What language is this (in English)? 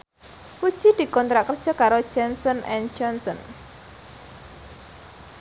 Javanese